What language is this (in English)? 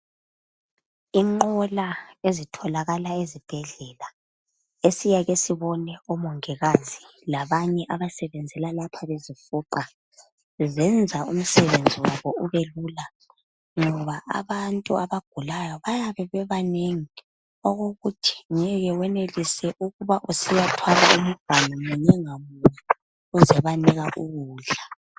North Ndebele